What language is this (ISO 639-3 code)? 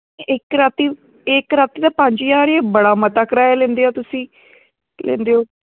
doi